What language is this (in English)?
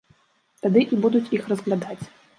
Belarusian